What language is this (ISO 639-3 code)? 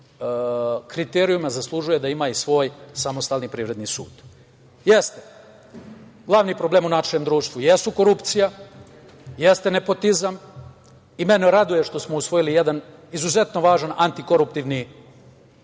srp